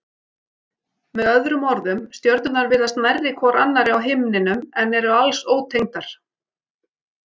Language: Icelandic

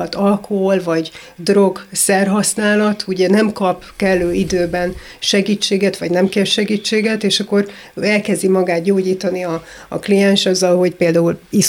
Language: Hungarian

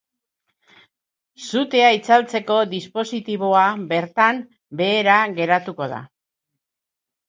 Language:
Basque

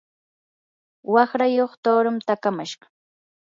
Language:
Yanahuanca Pasco Quechua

